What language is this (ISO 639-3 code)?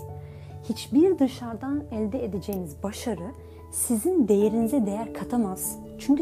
tur